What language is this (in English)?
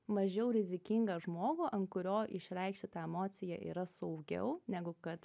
Lithuanian